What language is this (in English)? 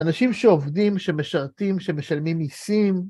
Hebrew